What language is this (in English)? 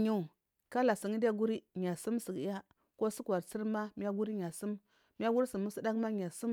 Marghi South